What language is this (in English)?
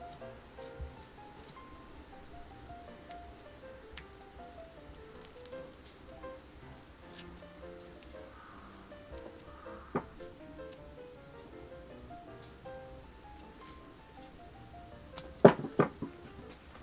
Japanese